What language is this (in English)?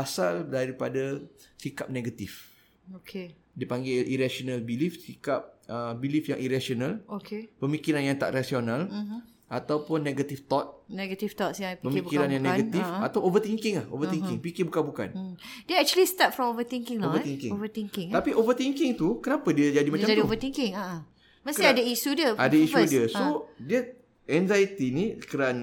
Malay